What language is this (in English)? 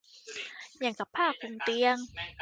Thai